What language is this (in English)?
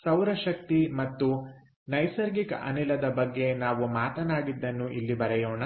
Kannada